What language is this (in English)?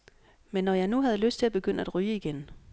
Danish